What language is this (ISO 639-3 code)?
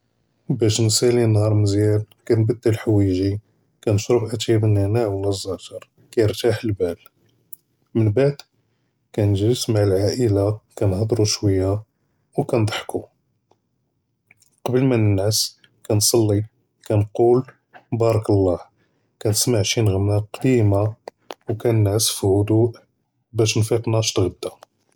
jrb